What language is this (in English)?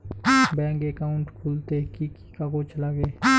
Bangla